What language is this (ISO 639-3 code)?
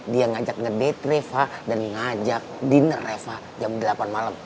ind